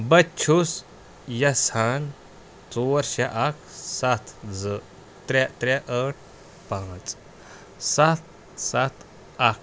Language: Kashmiri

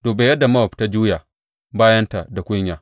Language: Hausa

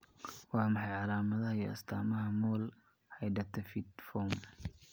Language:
Somali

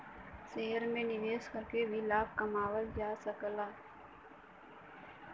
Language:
Bhojpuri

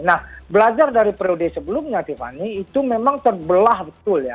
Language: Indonesian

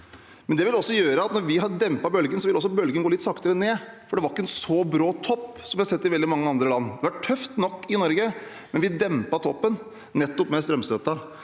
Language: Norwegian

